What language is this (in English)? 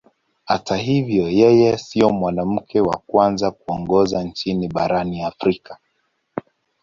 Swahili